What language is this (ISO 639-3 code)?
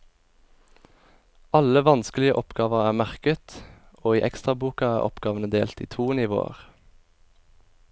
nor